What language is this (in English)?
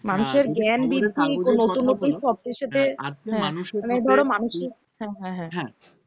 Bangla